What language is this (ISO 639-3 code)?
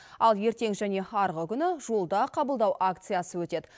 kaz